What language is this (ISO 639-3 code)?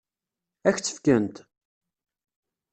kab